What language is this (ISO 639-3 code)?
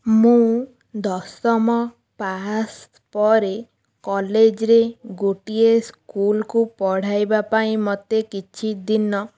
ori